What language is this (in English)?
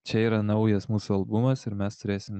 Lithuanian